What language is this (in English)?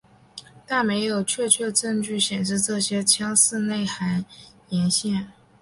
Chinese